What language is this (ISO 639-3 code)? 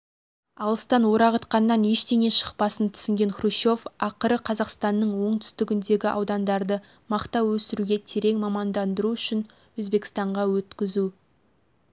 kaz